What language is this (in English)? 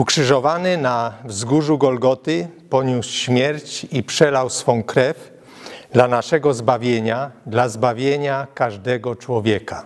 Polish